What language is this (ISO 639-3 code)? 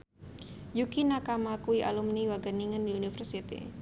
jav